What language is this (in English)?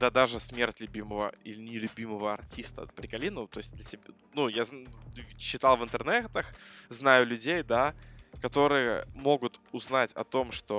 Russian